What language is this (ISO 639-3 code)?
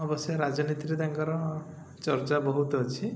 ori